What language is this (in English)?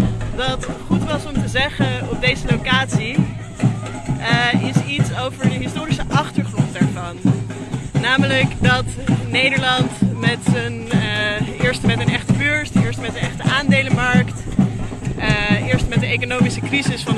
Dutch